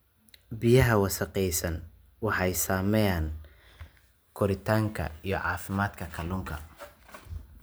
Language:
Somali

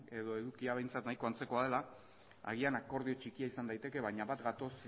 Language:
Basque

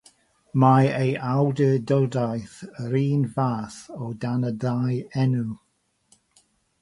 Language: Welsh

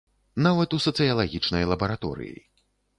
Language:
Belarusian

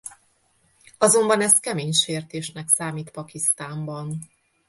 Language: Hungarian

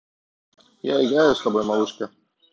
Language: Russian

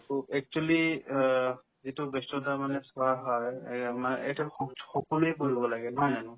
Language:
Assamese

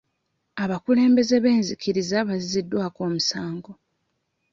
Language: Ganda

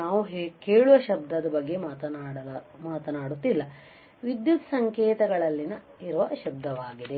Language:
Kannada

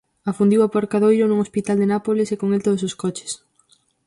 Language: Galician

